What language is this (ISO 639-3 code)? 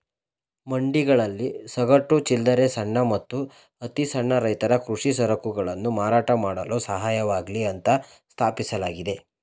kan